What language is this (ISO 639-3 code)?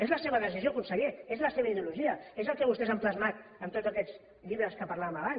cat